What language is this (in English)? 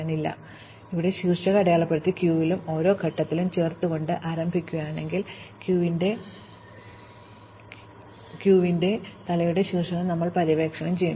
Malayalam